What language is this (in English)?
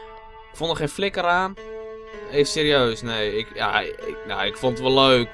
Dutch